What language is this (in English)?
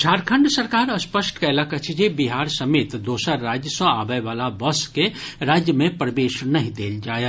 Maithili